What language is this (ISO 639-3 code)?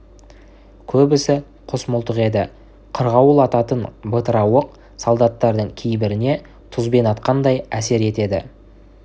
kaz